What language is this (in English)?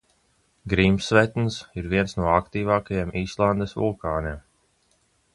Latvian